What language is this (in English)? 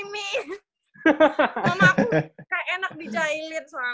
Indonesian